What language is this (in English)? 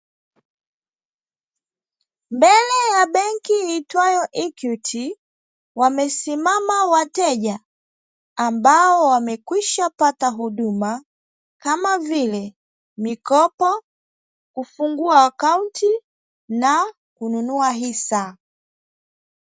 Swahili